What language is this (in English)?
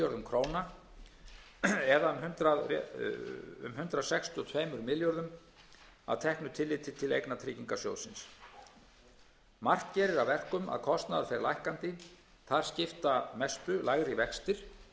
Icelandic